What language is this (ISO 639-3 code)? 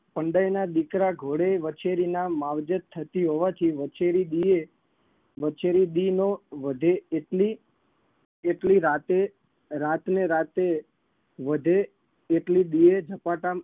guj